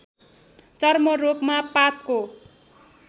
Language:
Nepali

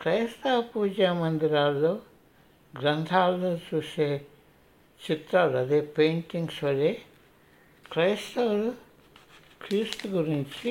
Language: Telugu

